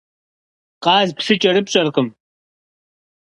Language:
Kabardian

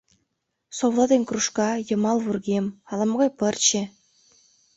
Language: Mari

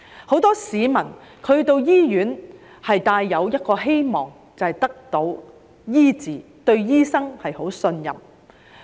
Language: Cantonese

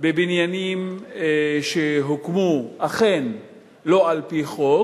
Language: Hebrew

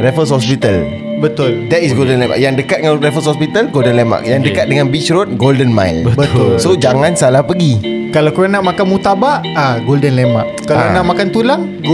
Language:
Malay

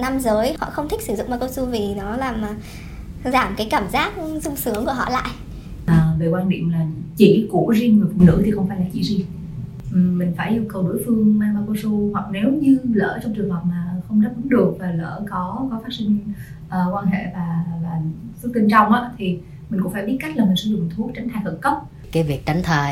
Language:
Vietnamese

